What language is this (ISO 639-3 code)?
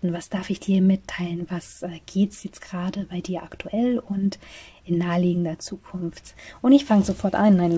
deu